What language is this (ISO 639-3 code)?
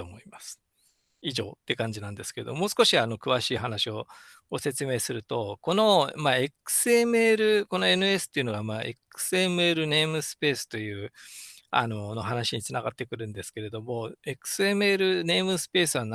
jpn